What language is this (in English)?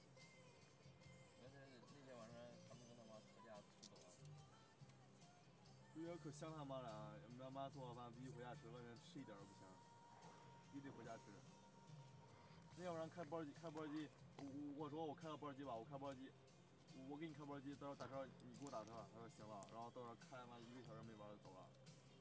Chinese